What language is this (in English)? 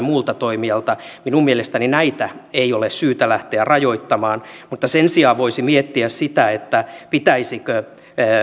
Finnish